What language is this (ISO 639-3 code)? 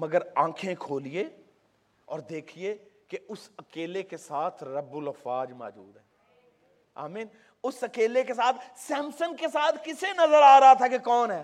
urd